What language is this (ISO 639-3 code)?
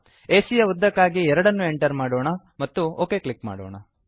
kan